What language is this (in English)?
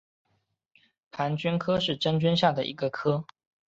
Chinese